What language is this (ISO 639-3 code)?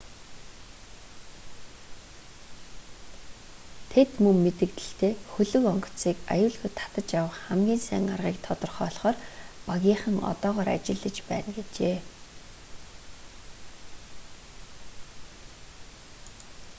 mon